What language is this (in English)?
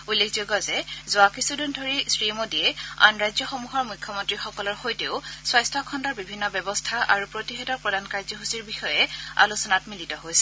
Assamese